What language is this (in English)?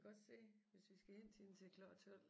Danish